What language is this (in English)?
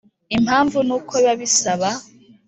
Kinyarwanda